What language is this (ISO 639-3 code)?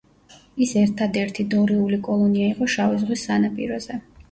kat